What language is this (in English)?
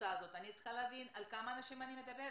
Hebrew